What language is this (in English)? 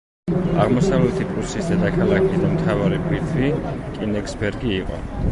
Georgian